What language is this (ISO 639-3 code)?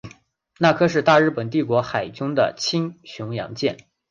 zho